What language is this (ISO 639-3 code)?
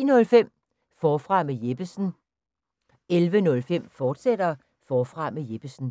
dan